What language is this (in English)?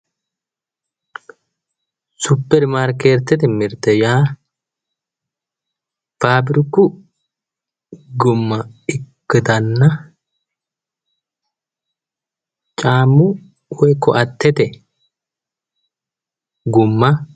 Sidamo